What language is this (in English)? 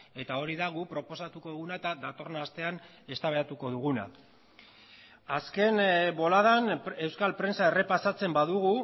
Basque